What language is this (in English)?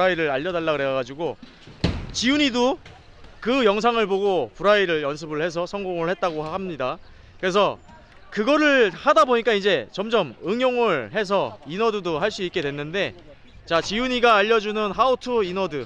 Korean